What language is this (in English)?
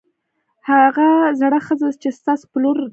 Pashto